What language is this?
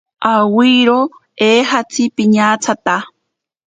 Ashéninka Perené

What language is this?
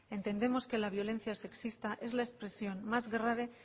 Spanish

